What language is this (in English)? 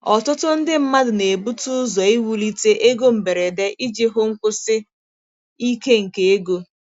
Igbo